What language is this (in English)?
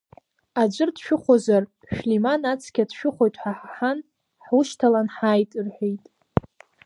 Abkhazian